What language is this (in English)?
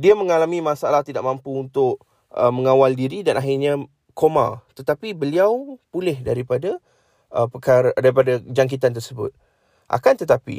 Malay